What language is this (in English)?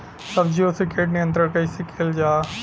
Bhojpuri